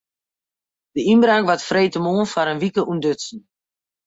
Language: Western Frisian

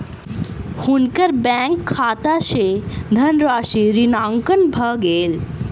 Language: Maithili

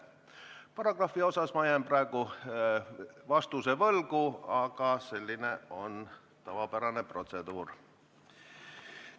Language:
Estonian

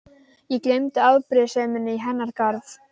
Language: Icelandic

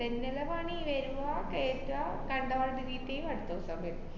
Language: Malayalam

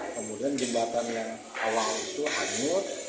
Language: Indonesian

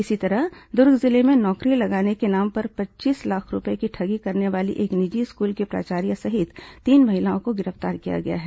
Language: Hindi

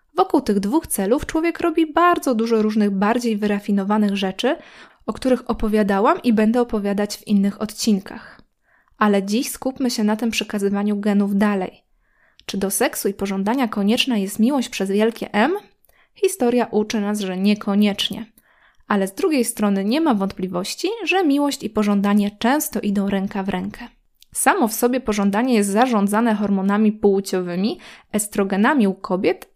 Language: Polish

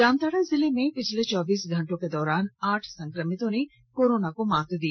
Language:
Hindi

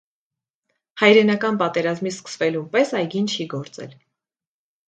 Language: Armenian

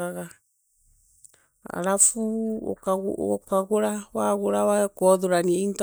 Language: Meru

